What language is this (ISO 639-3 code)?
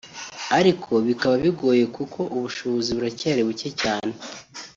kin